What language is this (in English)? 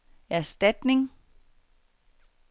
Danish